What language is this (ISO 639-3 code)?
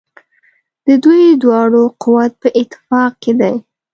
pus